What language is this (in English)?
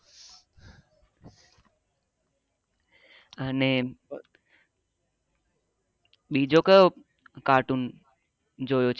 Gujarati